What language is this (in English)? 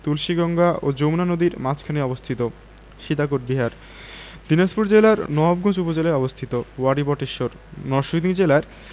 Bangla